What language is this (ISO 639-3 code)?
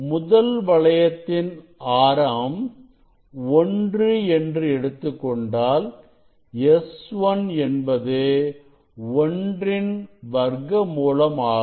tam